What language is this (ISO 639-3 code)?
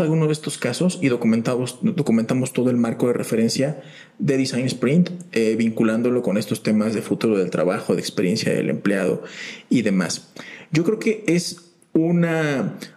spa